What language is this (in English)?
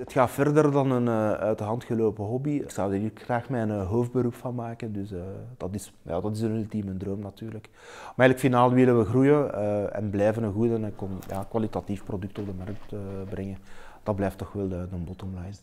Dutch